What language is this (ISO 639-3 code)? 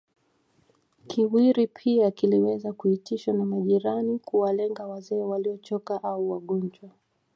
swa